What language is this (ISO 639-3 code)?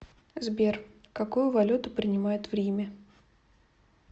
rus